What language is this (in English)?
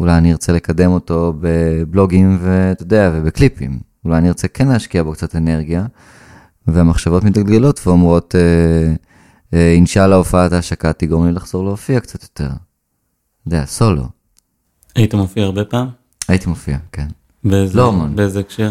Hebrew